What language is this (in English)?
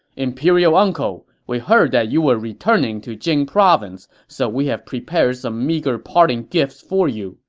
English